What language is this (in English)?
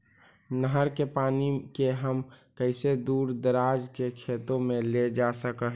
Magahi